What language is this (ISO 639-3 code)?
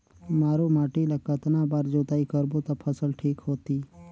hne